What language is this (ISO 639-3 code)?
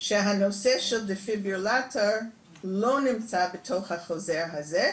heb